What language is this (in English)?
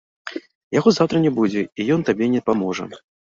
Belarusian